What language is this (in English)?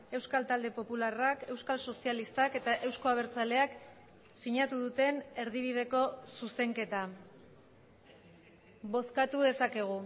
Basque